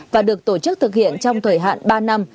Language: Vietnamese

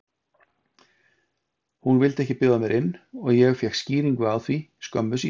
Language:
Icelandic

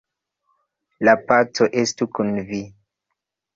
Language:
Esperanto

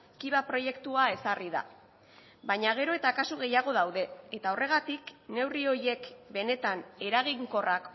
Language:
Basque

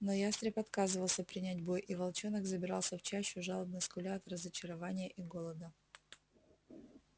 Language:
Russian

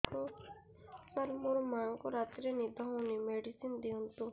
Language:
Odia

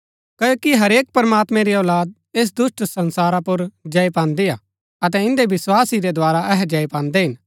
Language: Gaddi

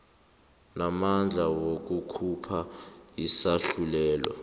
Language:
South Ndebele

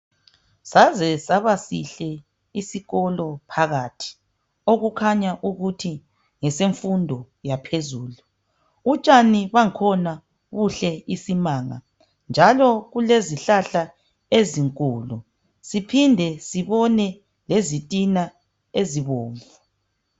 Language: North Ndebele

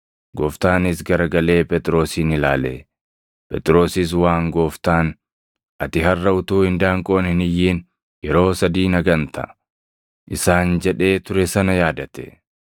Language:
Oromo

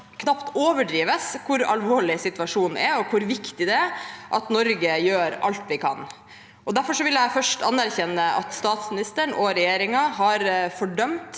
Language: Norwegian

